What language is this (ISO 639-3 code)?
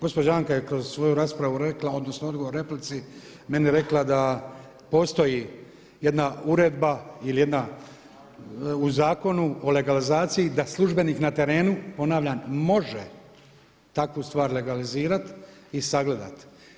hrv